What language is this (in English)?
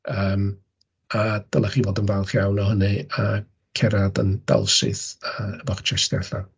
Welsh